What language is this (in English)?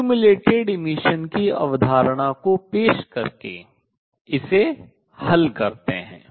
Hindi